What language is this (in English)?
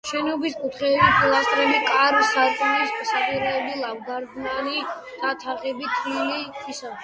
Georgian